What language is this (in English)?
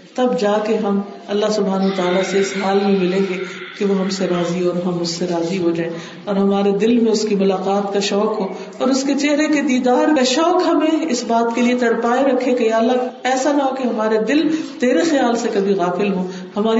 Urdu